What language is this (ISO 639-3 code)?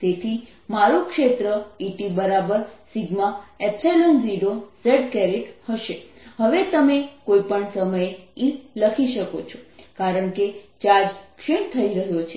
guj